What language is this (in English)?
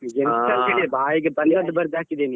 Kannada